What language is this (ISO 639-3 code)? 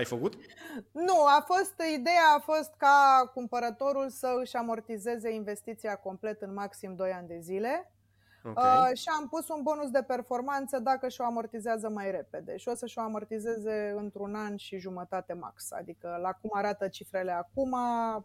ron